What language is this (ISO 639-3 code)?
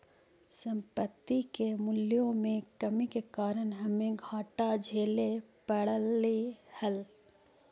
mag